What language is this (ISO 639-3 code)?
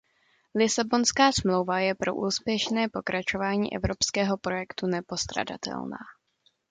ces